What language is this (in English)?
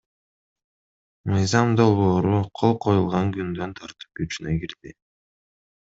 Kyrgyz